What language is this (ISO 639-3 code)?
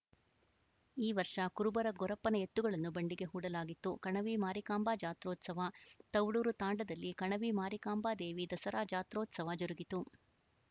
kan